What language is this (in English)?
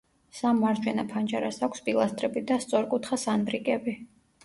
Georgian